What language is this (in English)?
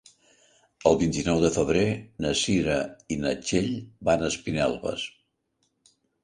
Catalan